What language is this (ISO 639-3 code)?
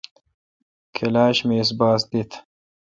xka